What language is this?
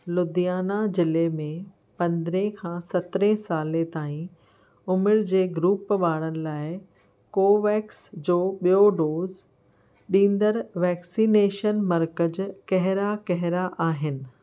Sindhi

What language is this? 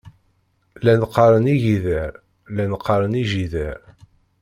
Kabyle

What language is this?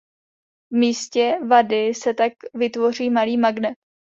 Czech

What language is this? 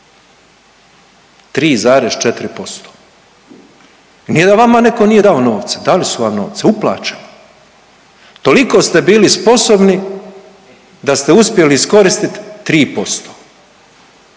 Croatian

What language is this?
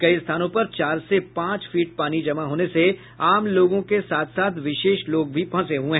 Hindi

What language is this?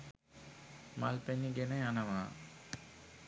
Sinhala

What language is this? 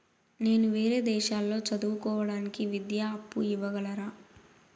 Telugu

